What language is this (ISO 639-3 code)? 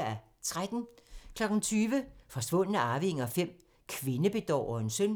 dan